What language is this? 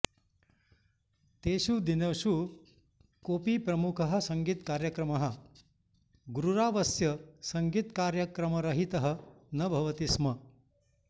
Sanskrit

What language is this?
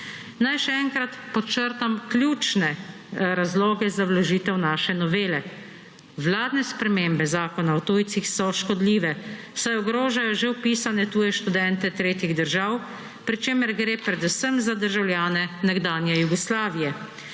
Slovenian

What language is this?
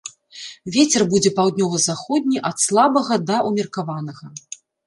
Belarusian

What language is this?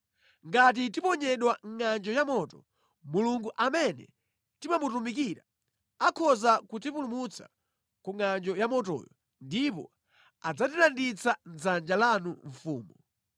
Nyanja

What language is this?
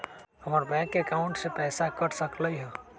Magahi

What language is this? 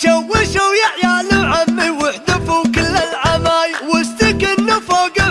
Arabic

